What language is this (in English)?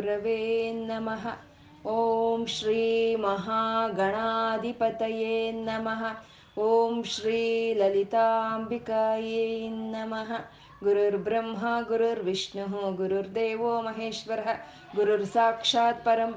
Kannada